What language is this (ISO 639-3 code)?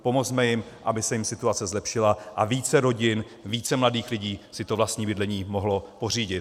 ces